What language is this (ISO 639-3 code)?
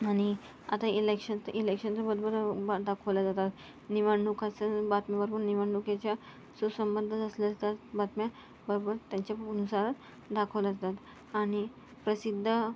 mar